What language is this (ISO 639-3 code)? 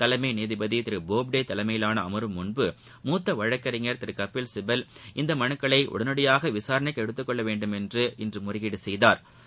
tam